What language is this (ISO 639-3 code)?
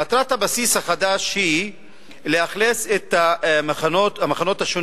heb